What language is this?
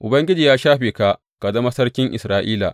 Hausa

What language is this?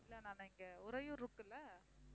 Tamil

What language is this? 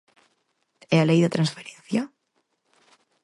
Galician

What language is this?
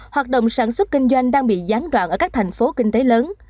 Vietnamese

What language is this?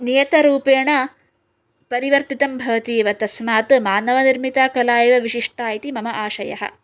Sanskrit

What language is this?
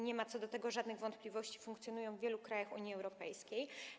Polish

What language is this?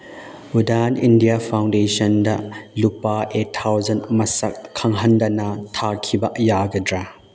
Manipuri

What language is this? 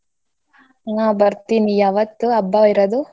Kannada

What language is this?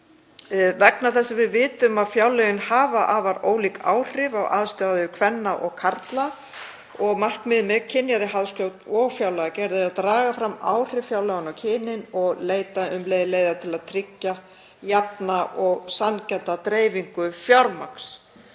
Icelandic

